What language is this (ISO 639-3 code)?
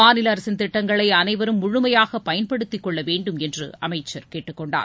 tam